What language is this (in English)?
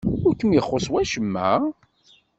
Kabyle